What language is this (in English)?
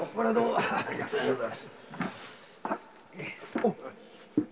Japanese